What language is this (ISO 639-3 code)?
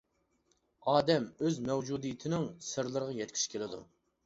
uig